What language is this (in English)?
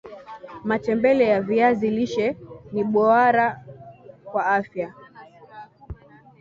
Swahili